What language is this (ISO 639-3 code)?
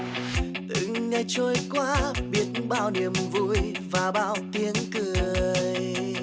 vie